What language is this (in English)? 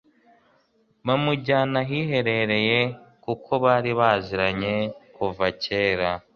Kinyarwanda